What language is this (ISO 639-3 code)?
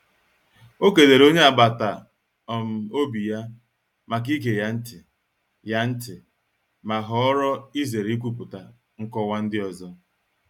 ibo